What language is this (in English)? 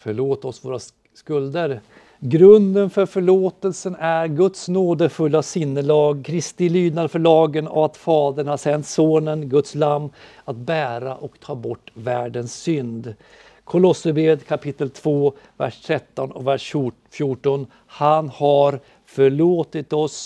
Swedish